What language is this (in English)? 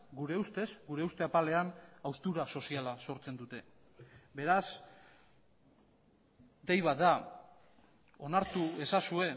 Basque